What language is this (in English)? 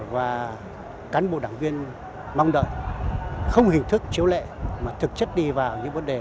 Vietnamese